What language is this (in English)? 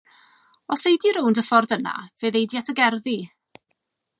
Welsh